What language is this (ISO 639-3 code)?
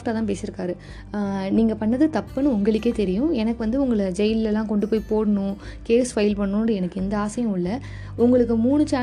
tam